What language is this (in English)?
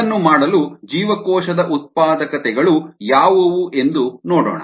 Kannada